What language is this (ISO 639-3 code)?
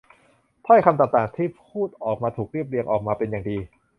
tha